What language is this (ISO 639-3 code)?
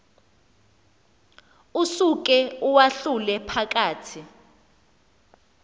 xho